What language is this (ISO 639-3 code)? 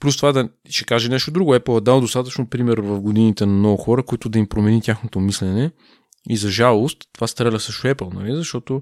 bul